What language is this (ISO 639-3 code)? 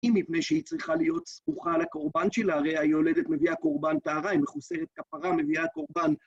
heb